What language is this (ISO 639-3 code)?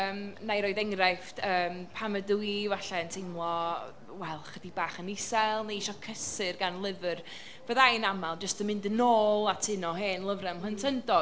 cym